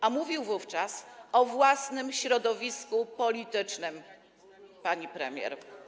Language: Polish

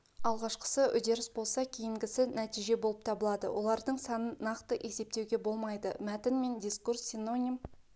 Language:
Kazakh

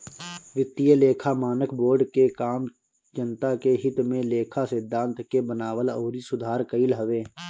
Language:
Bhojpuri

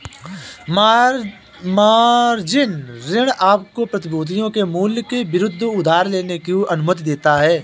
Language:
Hindi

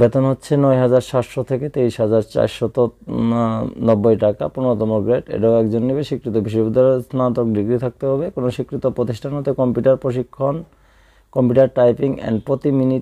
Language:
Arabic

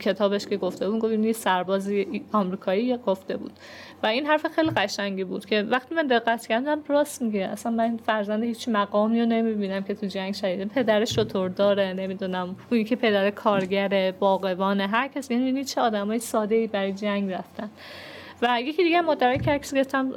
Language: Persian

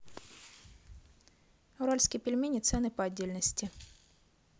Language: Russian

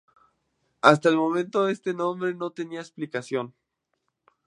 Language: Spanish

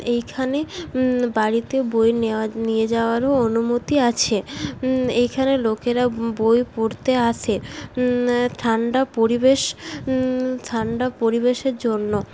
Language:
Bangla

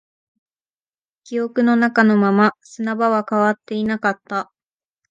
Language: Japanese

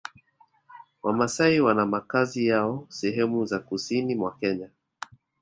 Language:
Swahili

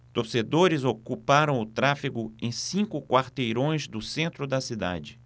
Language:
Portuguese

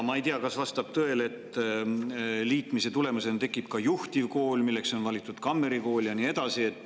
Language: Estonian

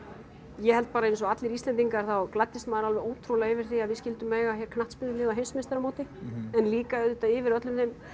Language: Icelandic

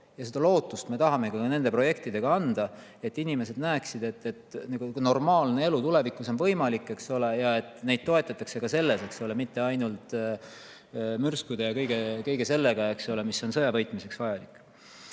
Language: Estonian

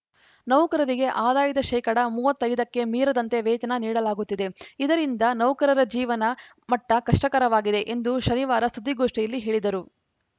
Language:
Kannada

